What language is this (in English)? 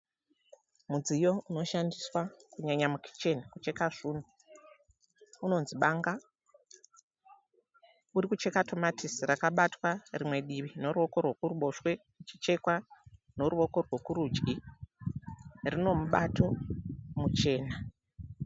Shona